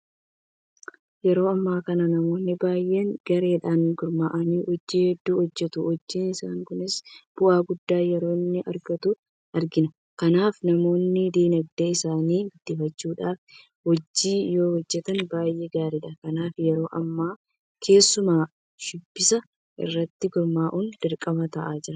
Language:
Oromo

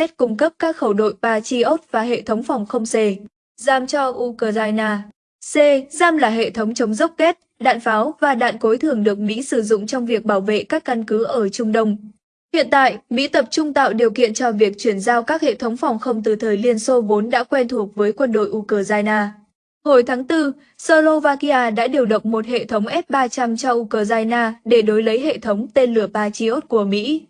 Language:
Vietnamese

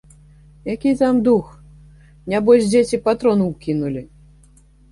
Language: Belarusian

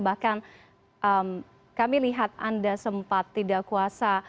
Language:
Indonesian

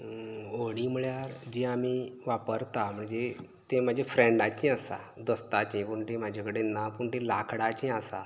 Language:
Konkani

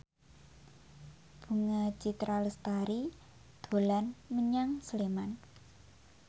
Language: Javanese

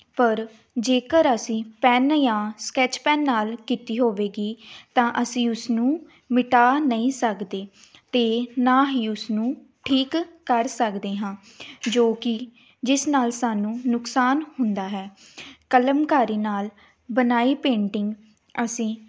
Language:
Punjabi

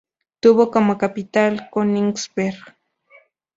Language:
Spanish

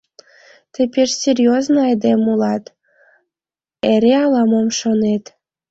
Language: Mari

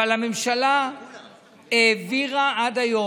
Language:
Hebrew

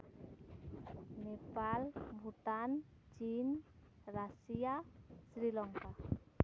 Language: Santali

